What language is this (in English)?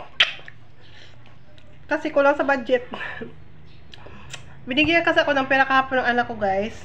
Filipino